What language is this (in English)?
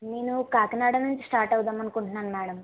Telugu